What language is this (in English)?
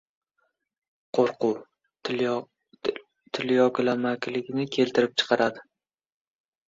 Uzbek